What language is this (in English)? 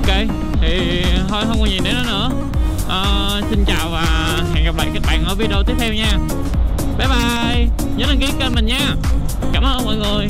Vietnamese